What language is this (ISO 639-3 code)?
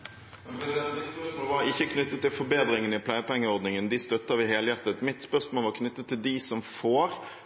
nob